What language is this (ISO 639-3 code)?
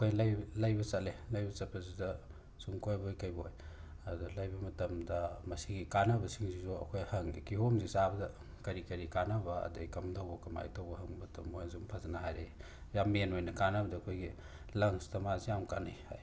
mni